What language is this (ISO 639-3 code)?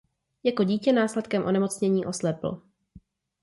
ces